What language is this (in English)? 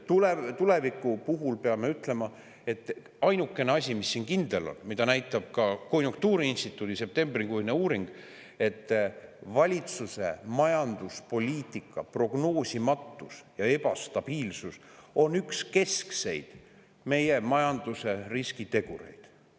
Estonian